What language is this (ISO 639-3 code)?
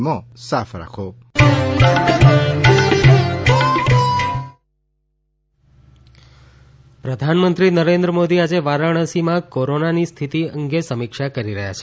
guj